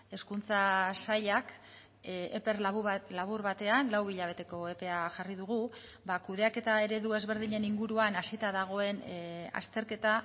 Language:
Basque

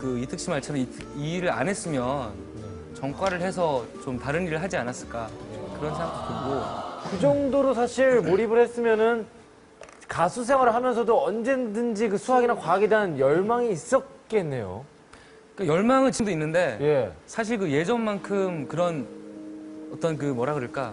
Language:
Korean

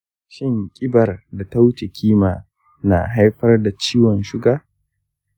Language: Hausa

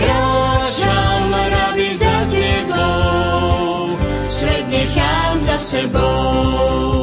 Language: Slovak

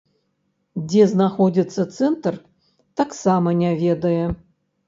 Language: Belarusian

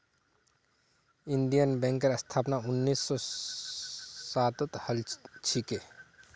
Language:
Magahi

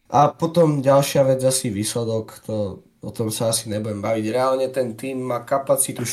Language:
Slovak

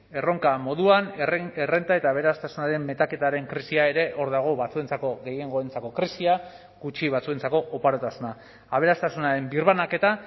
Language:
Basque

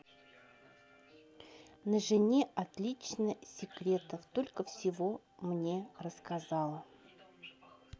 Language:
Russian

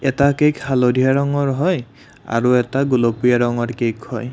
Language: Assamese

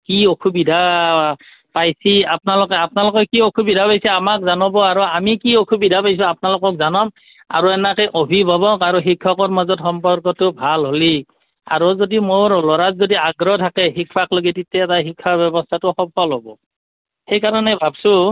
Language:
Assamese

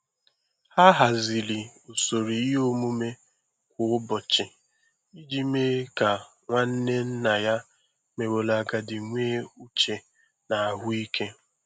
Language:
Igbo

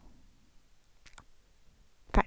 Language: Norwegian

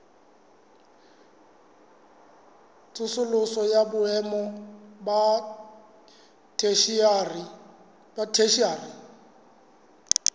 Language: Southern Sotho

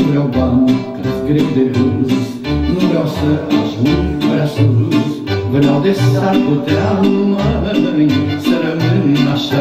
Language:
Romanian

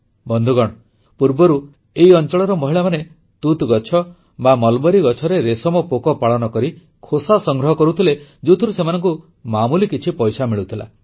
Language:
Odia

